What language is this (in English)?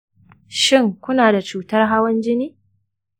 Hausa